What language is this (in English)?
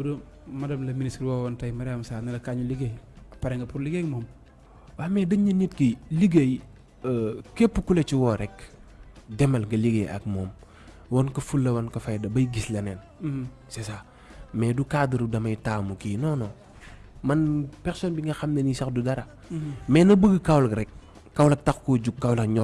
Indonesian